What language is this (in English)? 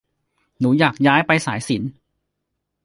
Thai